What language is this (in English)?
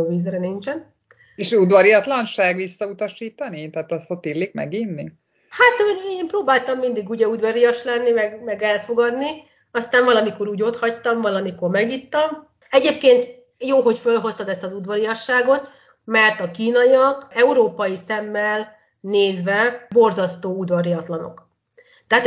Hungarian